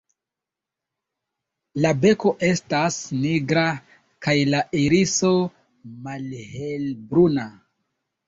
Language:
Esperanto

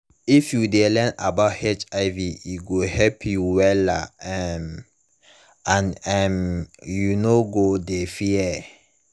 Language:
Nigerian Pidgin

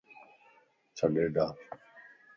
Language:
Lasi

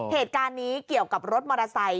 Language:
Thai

